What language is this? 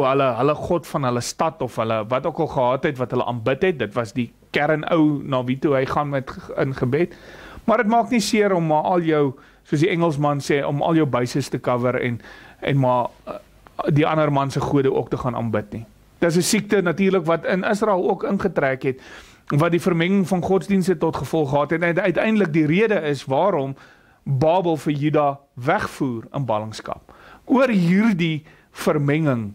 Dutch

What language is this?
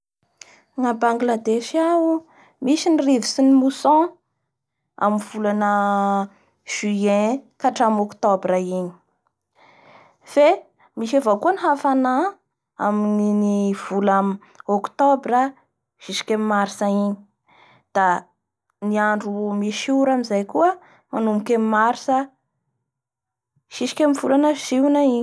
Bara Malagasy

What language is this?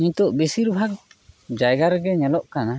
Santali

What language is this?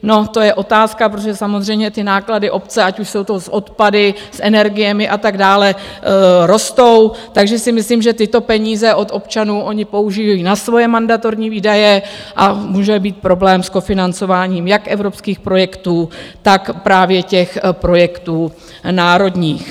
Czech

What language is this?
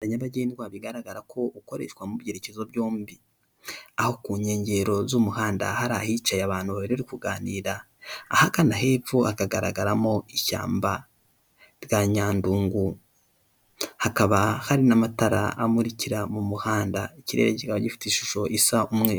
Kinyarwanda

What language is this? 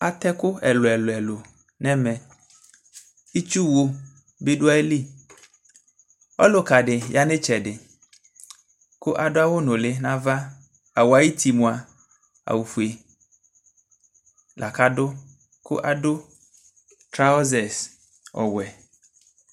Ikposo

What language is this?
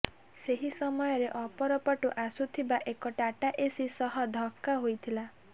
Odia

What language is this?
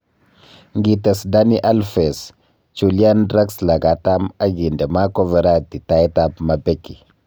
Kalenjin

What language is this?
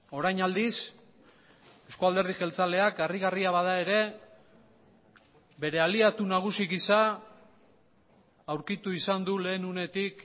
Basque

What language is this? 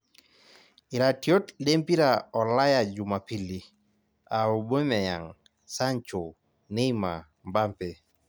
Masai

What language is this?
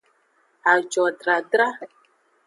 Aja (Benin)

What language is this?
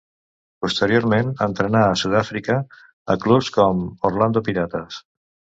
Catalan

